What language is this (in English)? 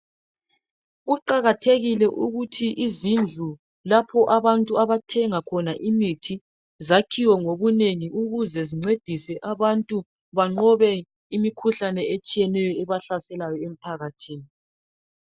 North Ndebele